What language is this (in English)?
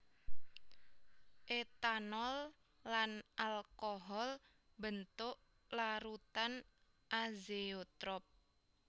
Javanese